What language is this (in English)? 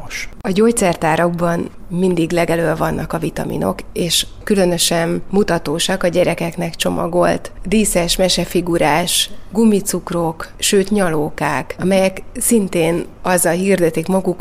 Hungarian